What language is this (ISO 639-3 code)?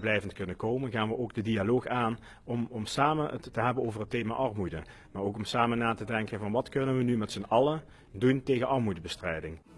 nld